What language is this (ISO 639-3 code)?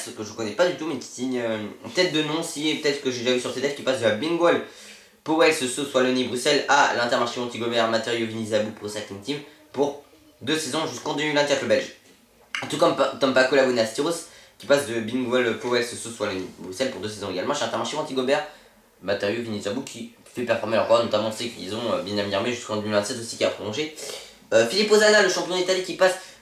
fra